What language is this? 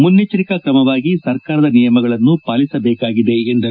Kannada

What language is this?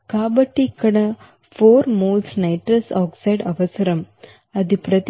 Telugu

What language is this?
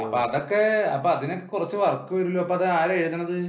Malayalam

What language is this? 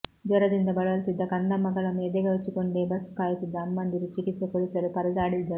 Kannada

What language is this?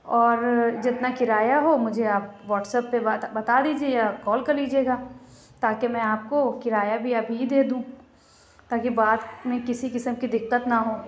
Urdu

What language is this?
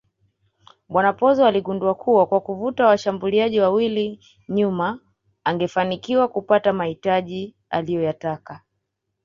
Swahili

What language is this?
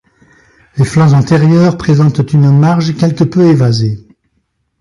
French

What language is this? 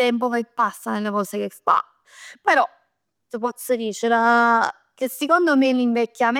Neapolitan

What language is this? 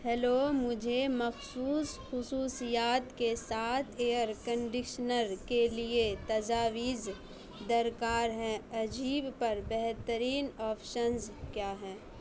Urdu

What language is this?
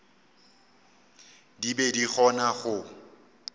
Northern Sotho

